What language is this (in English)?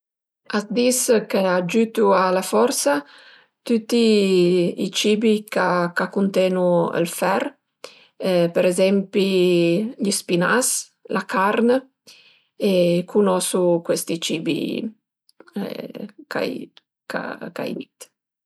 Piedmontese